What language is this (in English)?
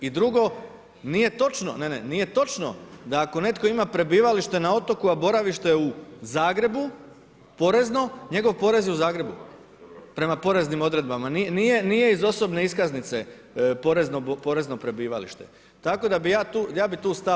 Croatian